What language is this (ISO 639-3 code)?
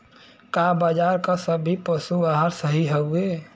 bho